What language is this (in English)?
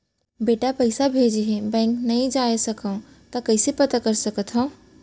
Chhattisgarhi